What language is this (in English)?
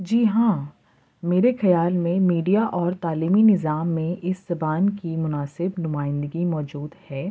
Urdu